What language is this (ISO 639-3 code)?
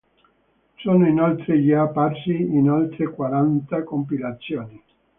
ita